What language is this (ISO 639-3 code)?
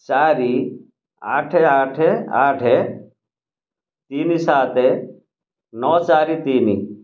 ori